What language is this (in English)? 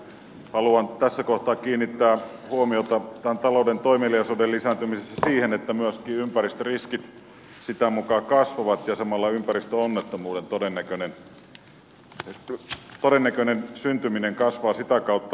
Finnish